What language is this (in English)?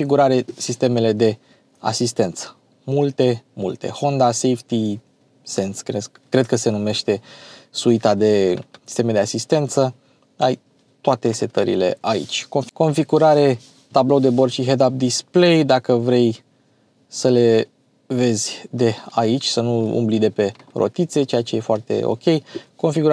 Romanian